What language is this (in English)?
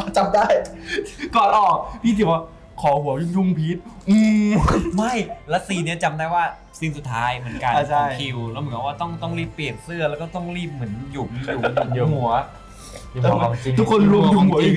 Thai